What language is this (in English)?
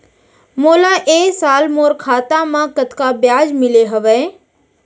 Chhattisgarhi